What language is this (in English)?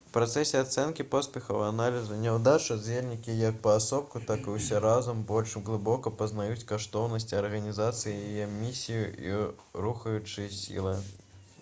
Belarusian